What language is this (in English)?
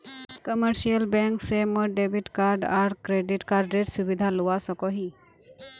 Magahi